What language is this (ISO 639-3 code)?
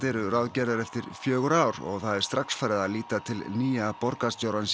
isl